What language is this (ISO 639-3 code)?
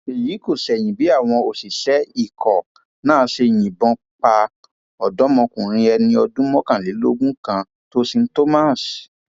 yor